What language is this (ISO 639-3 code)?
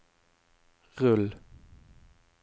nor